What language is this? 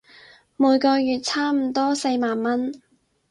Cantonese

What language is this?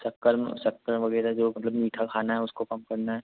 Hindi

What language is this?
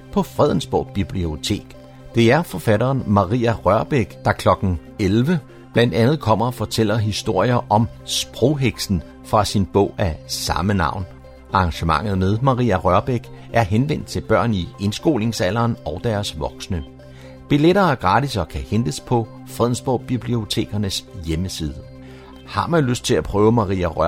Danish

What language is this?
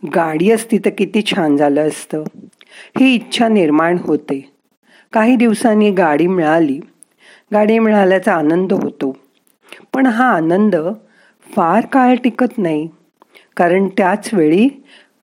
Marathi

